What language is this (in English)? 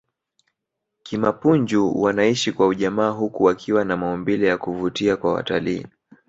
Swahili